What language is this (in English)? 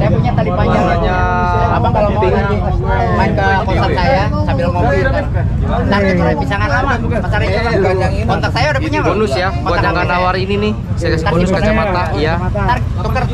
Indonesian